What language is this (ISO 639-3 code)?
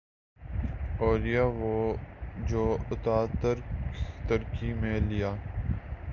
urd